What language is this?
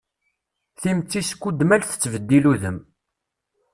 Kabyle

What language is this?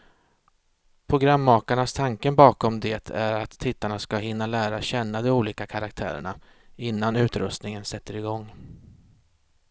Swedish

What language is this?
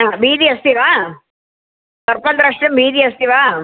Sanskrit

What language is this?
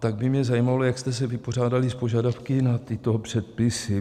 Czech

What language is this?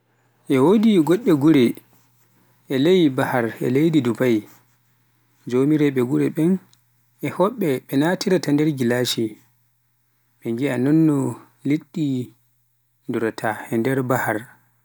Pular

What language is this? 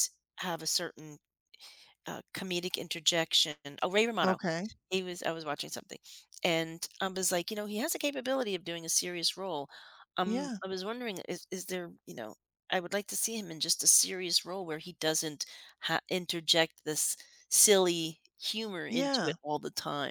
English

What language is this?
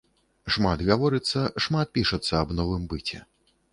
Belarusian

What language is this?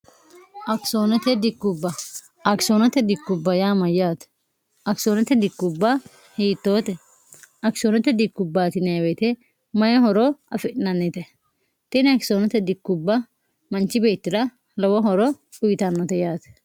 Sidamo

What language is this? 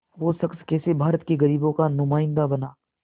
Hindi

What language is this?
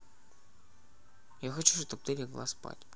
Russian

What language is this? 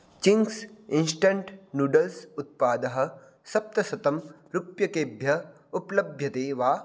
Sanskrit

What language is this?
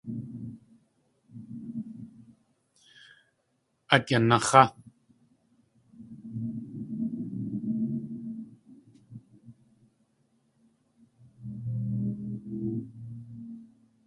Tlingit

